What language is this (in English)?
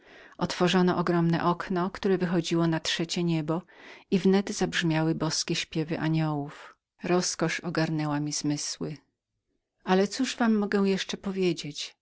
Polish